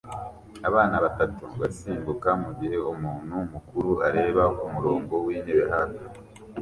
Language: Kinyarwanda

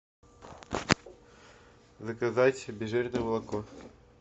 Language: Russian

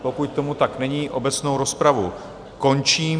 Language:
Czech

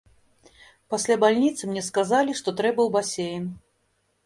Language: Belarusian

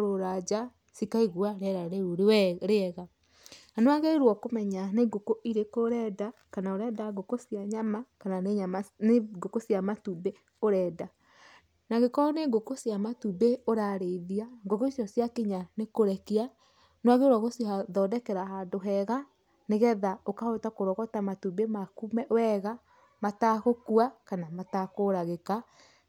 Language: Kikuyu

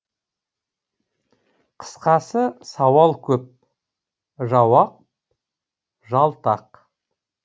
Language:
Kazakh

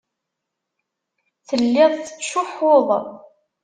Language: Kabyle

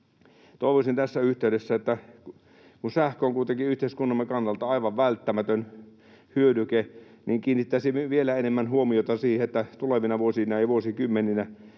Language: Finnish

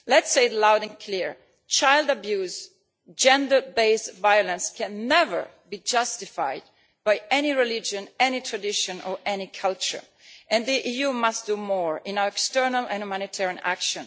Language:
English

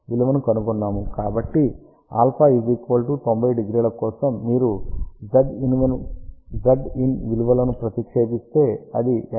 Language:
Telugu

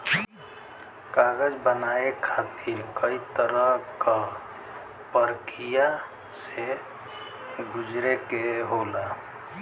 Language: Bhojpuri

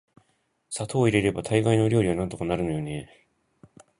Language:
Japanese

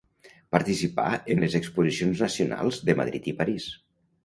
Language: Catalan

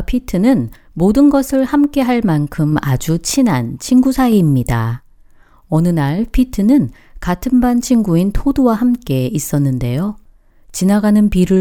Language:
Korean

